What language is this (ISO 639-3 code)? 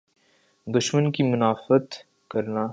urd